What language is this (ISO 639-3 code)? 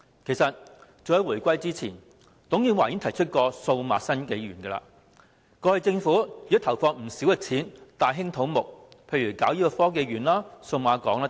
yue